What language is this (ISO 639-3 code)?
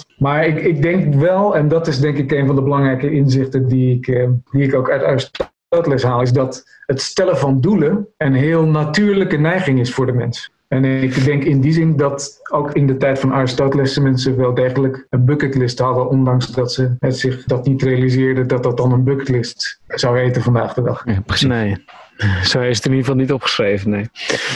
nld